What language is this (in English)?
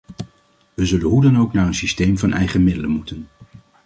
Dutch